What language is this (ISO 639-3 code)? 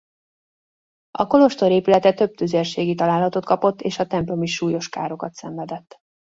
hun